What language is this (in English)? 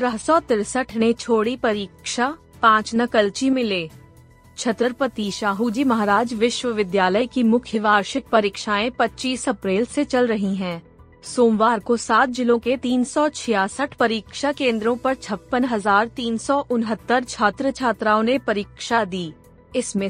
Hindi